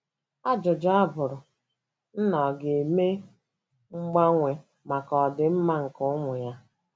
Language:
Igbo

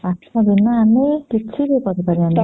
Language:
Odia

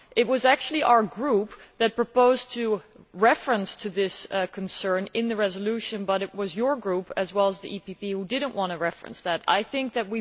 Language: English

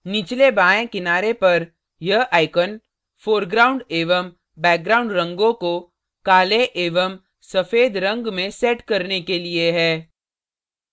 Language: Hindi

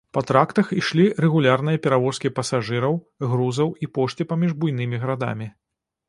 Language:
Belarusian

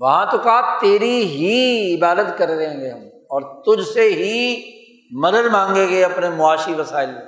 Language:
Urdu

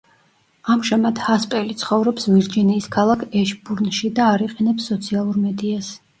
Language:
Georgian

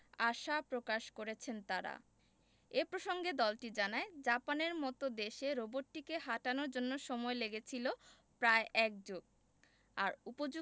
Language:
Bangla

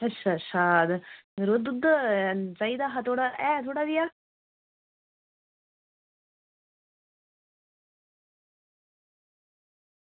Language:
Dogri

